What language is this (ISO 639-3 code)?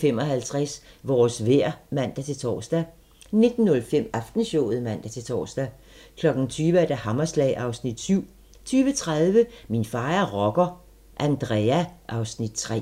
dan